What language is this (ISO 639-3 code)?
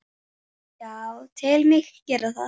isl